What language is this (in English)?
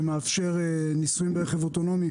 Hebrew